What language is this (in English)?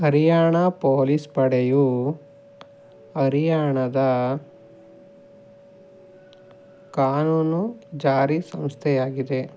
Kannada